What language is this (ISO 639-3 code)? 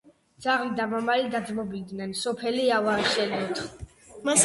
kat